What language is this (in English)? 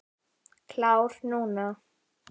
Icelandic